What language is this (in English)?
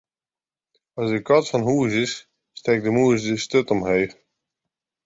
Western Frisian